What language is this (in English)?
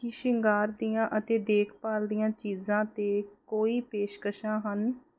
Punjabi